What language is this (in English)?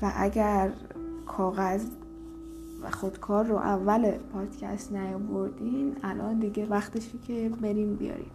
Persian